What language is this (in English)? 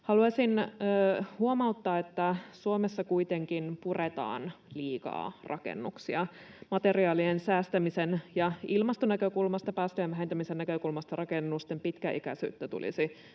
Finnish